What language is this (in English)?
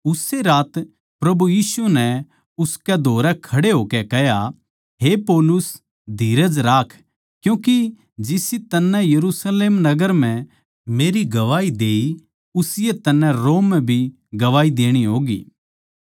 Haryanvi